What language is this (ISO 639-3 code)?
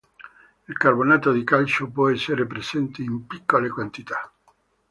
ita